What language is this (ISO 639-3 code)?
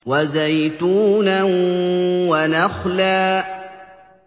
ara